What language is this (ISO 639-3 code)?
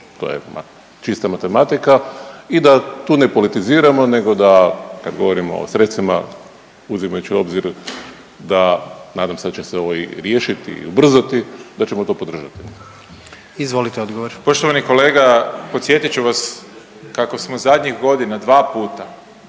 hrv